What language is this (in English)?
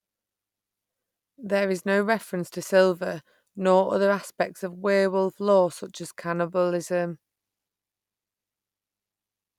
English